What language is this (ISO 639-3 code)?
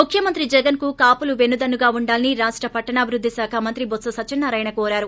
tel